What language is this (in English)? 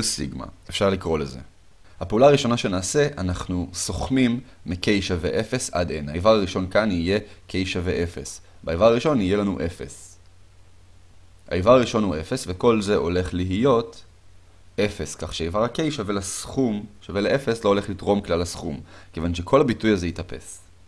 Hebrew